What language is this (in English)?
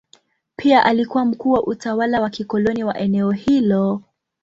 Swahili